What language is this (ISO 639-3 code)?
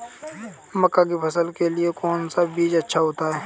hin